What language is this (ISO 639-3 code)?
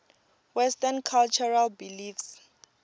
tso